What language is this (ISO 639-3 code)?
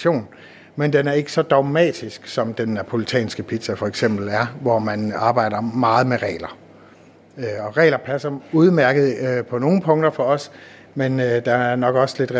dan